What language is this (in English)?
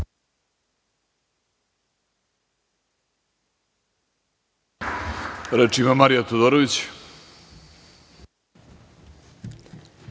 Serbian